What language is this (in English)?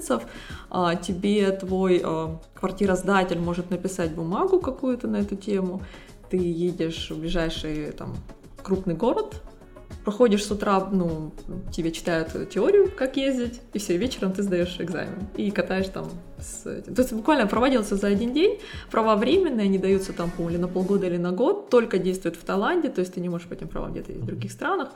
Russian